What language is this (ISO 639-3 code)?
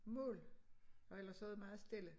dan